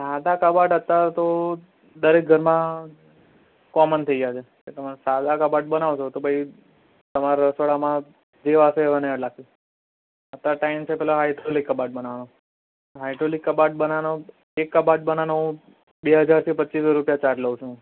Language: Gujarati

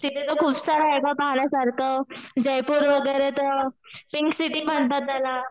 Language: Marathi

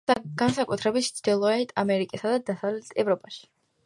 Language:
Georgian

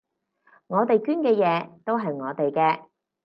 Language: Cantonese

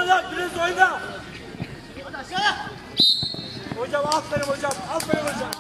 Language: Turkish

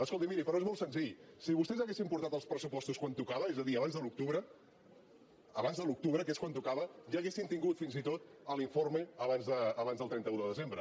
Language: Catalan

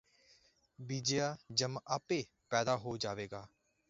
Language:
Punjabi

